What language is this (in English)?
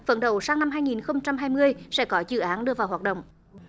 Vietnamese